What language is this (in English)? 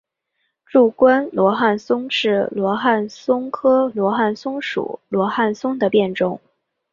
Chinese